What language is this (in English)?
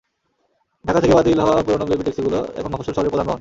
Bangla